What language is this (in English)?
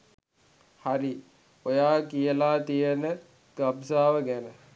Sinhala